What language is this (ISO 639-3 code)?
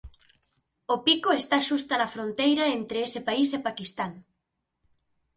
glg